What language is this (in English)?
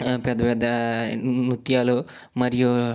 Telugu